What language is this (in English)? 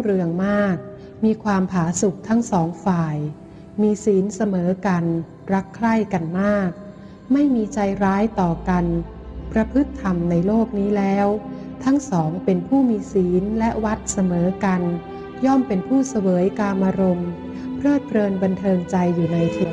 Thai